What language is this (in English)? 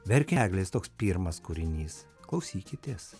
Lithuanian